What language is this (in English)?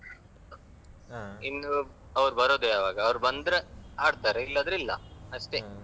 Kannada